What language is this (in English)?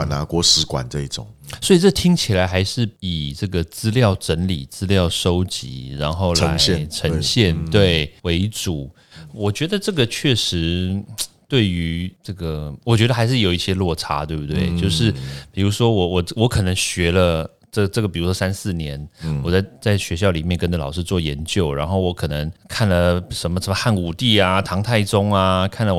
Chinese